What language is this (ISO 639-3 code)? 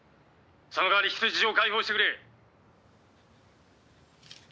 jpn